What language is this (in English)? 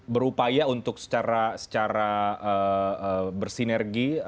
Indonesian